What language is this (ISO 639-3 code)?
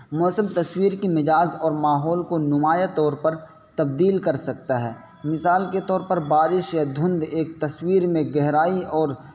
urd